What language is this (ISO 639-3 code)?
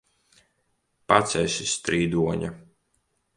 lav